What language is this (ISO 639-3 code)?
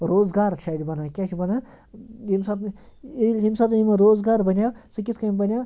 kas